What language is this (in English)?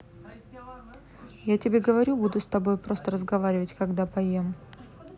Russian